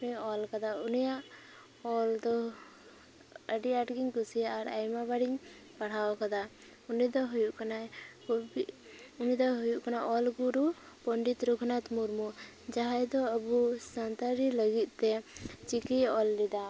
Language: Santali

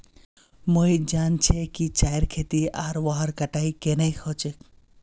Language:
Magahi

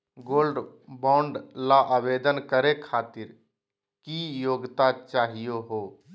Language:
Magahi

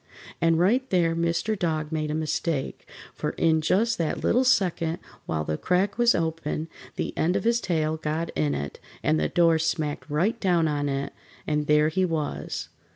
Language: English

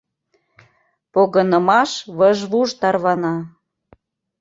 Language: Mari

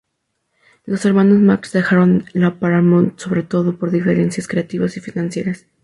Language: Spanish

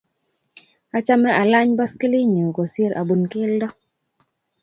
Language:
Kalenjin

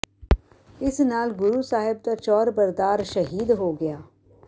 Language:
Punjabi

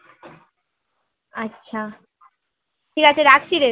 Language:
Bangla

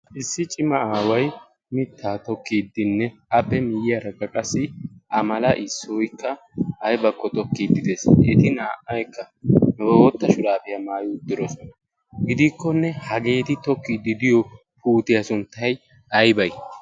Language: Wolaytta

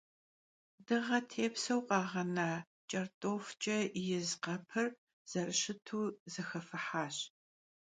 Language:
Kabardian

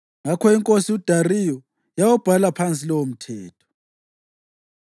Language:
North Ndebele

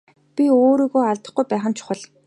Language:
Mongolian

